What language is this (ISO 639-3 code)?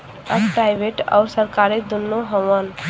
bho